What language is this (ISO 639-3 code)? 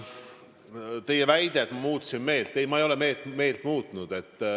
est